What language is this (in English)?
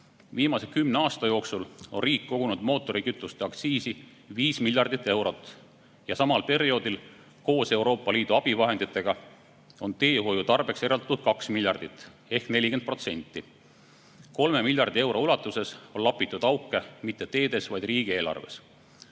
Estonian